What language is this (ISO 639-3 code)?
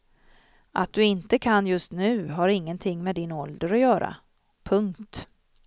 swe